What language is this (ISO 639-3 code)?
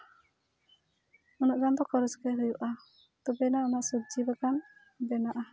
sat